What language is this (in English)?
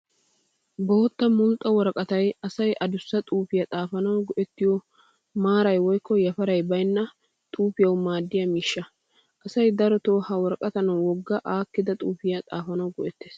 Wolaytta